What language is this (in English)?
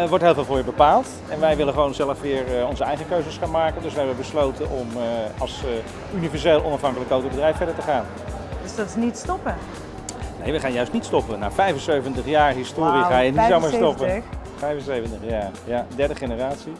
Dutch